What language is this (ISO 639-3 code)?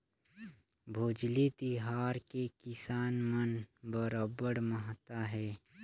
hne